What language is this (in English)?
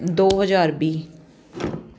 Punjabi